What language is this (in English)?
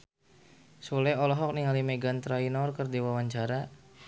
Sundanese